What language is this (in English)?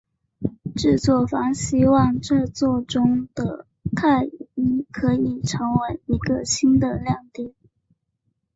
Chinese